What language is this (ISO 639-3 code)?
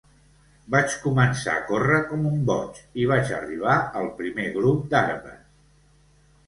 cat